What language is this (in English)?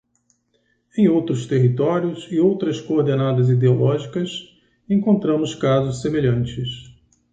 Portuguese